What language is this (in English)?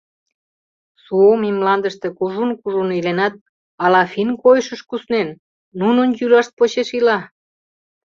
Mari